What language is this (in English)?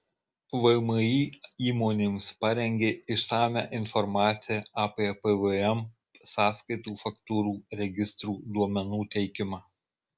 Lithuanian